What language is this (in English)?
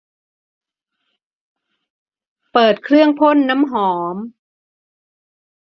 Thai